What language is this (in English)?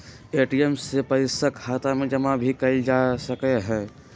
Magahi